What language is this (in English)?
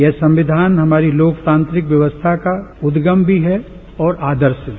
Hindi